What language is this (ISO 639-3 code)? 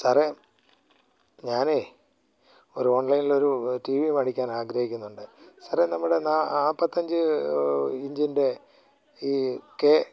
mal